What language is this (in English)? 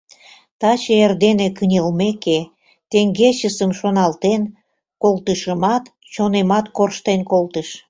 Mari